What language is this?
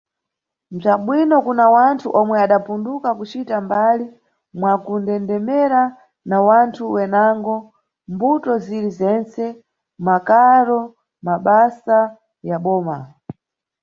Nyungwe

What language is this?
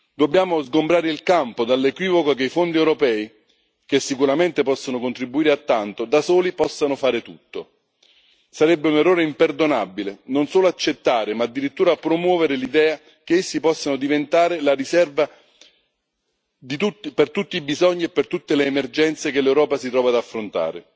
Italian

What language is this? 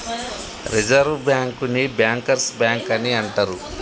Telugu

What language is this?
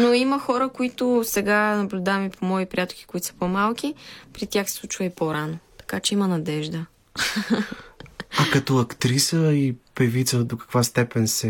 Bulgarian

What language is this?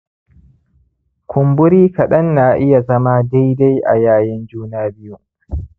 Hausa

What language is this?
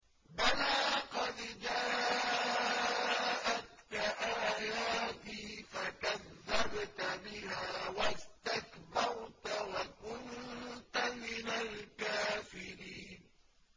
Arabic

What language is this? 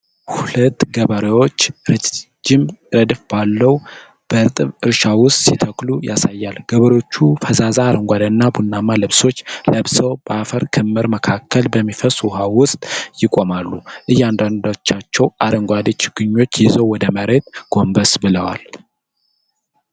Amharic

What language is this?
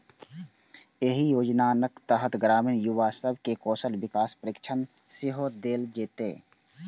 Maithili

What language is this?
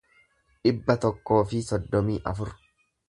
Oromo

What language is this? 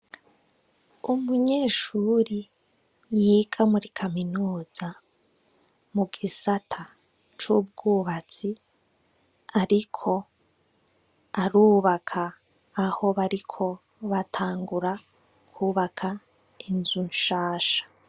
Rundi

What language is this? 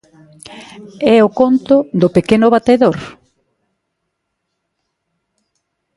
Galician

